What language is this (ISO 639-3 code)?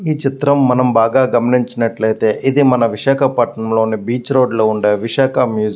tel